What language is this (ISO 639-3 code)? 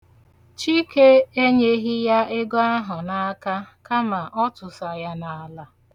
ibo